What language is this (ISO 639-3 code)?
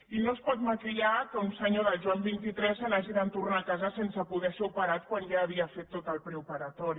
cat